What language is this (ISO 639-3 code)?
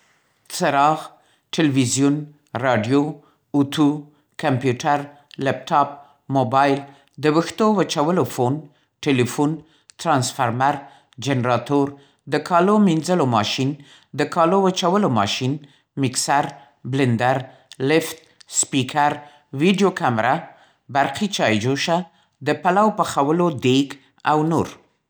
pst